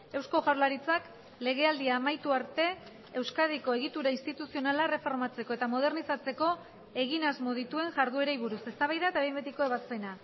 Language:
Basque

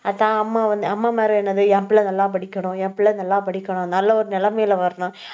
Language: Tamil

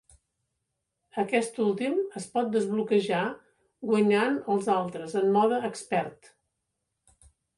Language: Catalan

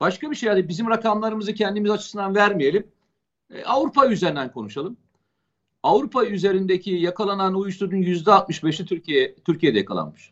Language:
Turkish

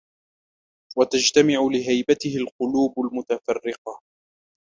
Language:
Arabic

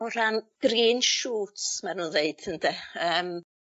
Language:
Welsh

